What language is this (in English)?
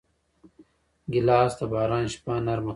Pashto